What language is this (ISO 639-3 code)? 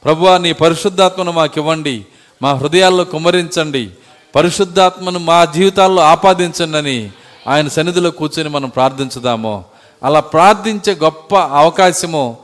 tel